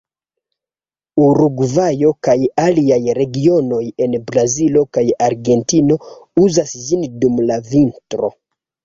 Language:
Esperanto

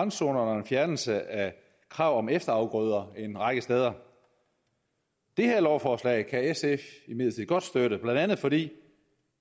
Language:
Danish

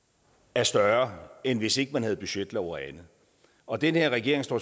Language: Danish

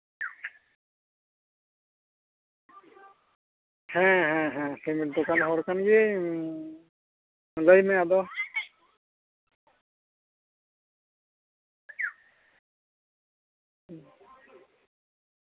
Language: Santali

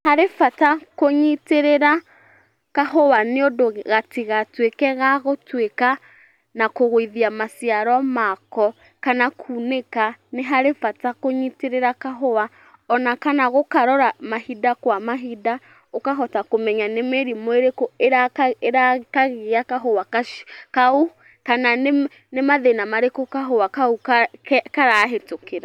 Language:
Kikuyu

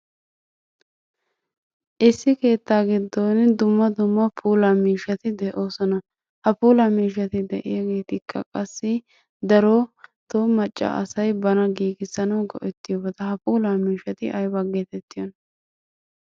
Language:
Wolaytta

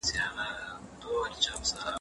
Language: Pashto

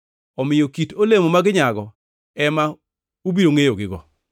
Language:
Luo (Kenya and Tanzania)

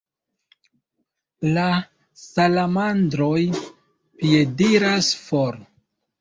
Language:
Esperanto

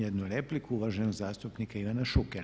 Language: Croatian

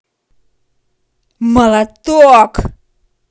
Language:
Russian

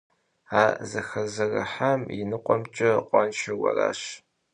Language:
Kabardian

